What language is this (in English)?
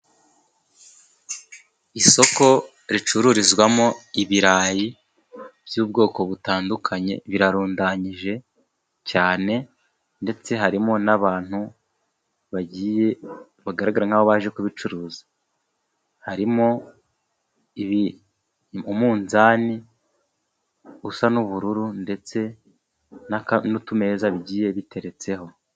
Kinyarwanda